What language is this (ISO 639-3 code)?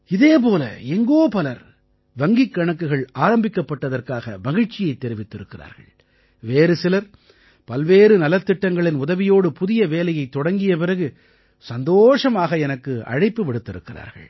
tam